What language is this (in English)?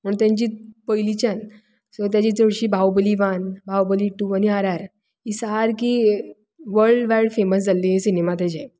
Konkani